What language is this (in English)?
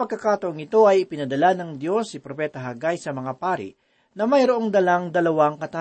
Filipino